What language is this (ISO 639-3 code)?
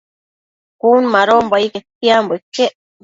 mcf